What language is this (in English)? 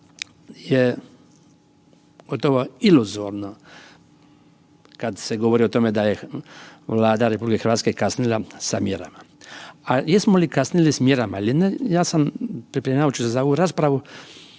Croatian